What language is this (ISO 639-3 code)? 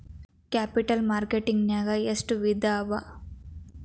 kan